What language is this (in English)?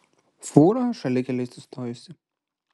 Lithuanian